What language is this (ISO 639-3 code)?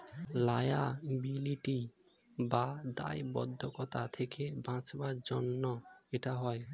ben